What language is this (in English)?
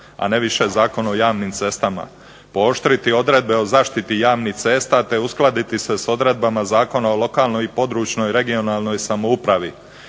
Croatian